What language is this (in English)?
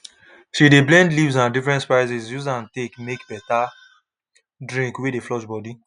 Nigerian Pidgin